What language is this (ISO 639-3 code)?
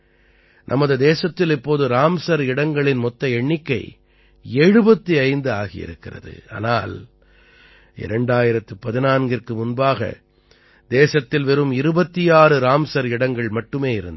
tam